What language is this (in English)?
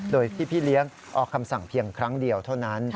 Thai